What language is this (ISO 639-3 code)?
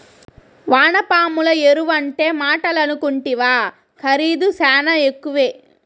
tel